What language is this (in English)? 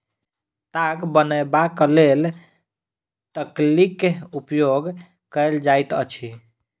Maithili